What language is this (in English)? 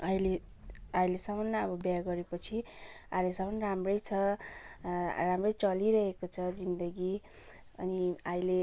Nepali